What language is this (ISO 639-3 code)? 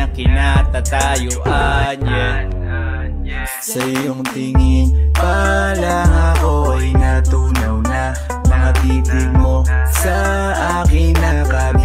fil